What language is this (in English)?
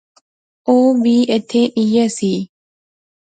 Pahari-Potwari